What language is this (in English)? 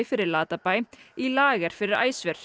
Icelandic